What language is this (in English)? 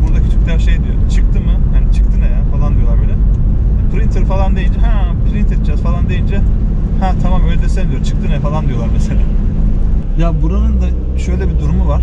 Turkish